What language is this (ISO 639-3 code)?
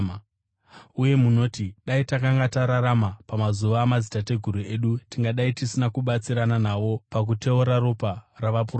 sna